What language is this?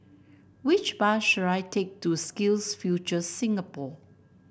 English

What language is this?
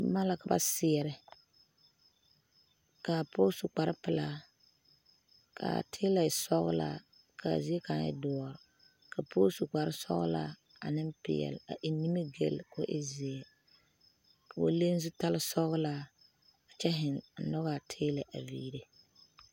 Southern Dagaare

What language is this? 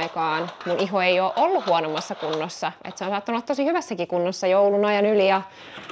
Finnish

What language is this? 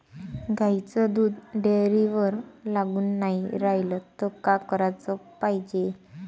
Marathi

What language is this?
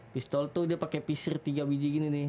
Indonesian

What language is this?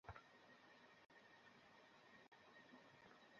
Bangla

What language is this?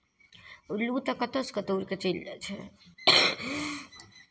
Maithili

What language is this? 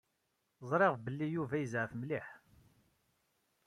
Kabyle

